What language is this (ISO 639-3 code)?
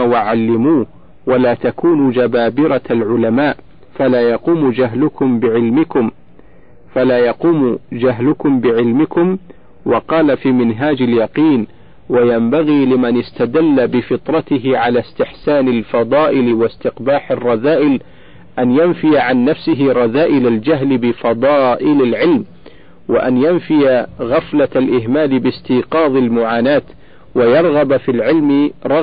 ara